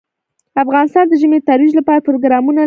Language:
Pashto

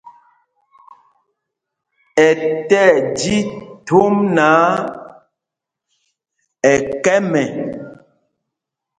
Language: Mpumpong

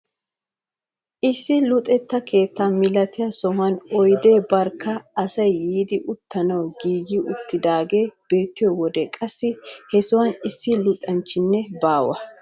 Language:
Wolaytta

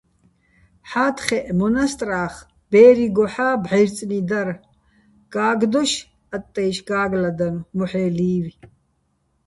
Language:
Bats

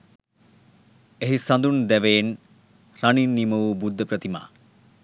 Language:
Sinhala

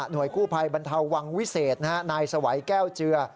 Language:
Thai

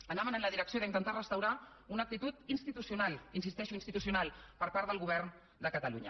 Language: Catalan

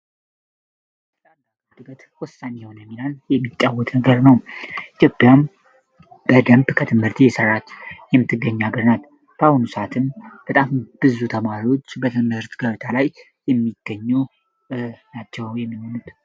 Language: Amharic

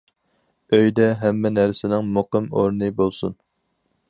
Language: Uyghur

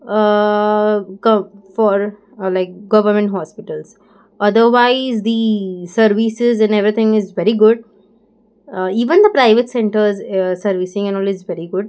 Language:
Konkani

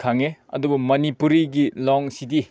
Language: Manipuri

